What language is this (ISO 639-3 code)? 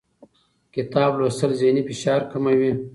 pus